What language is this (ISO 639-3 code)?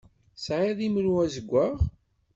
kab